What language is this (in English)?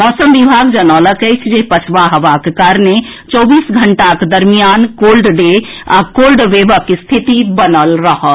Maithili